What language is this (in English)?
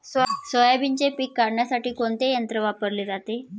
Marathi